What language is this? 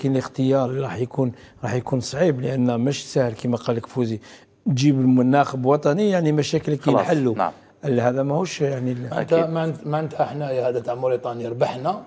Arabic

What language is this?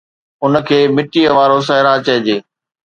Sindhi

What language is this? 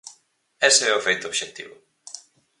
Galician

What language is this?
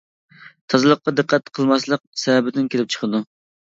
Uyghur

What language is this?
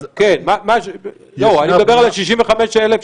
Hebrew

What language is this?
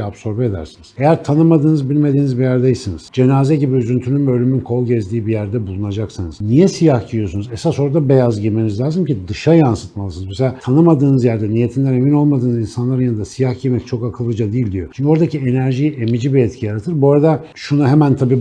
Turkish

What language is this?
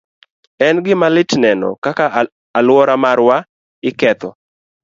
Luo (Kenya and Tanzania)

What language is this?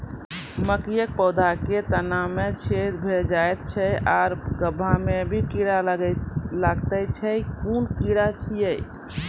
Maithili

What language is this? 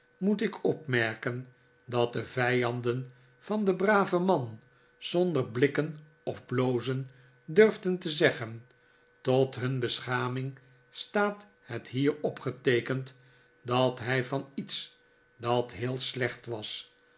Dutch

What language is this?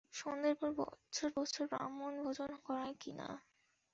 Bangla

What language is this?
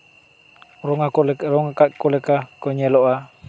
Santali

